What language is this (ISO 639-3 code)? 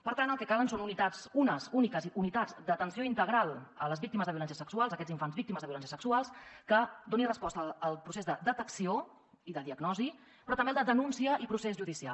cat